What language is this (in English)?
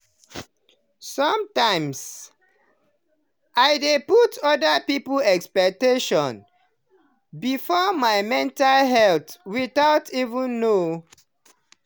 Nigerian Pidgin